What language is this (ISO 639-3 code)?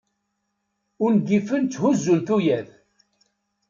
kab